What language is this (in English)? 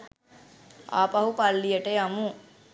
Sinhala